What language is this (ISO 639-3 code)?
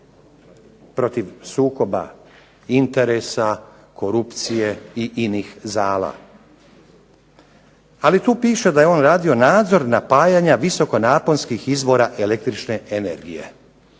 hrv